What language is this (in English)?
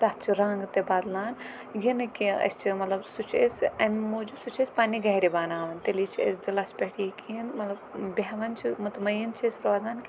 Kashmiri